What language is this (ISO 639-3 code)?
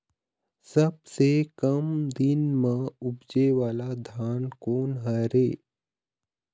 hne